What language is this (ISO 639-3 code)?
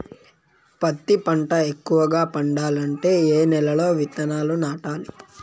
tel